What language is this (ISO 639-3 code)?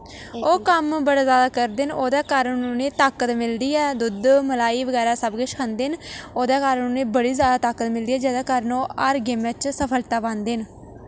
doi